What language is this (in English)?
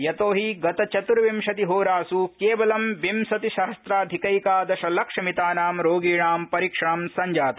Sanskrit